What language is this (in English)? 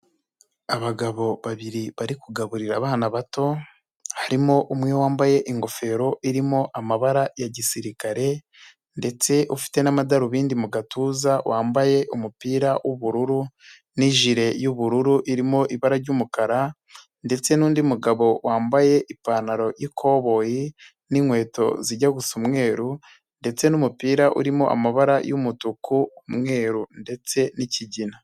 Kinyarwanda